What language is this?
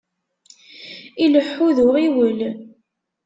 Kabyle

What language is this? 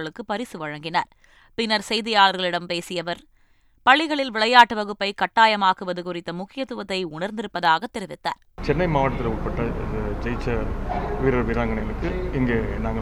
Tamil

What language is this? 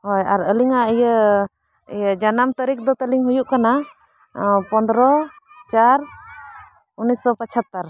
Santali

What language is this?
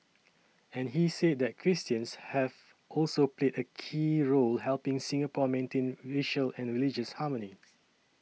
English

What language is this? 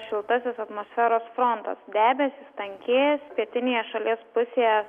Lithuanian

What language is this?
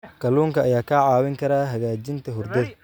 Somali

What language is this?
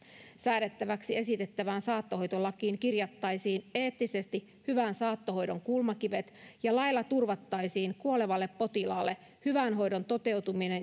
Finnish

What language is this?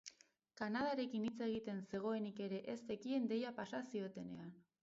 Basque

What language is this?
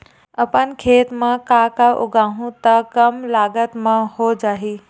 Chhattisgarhi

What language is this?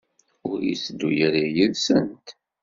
Kabyle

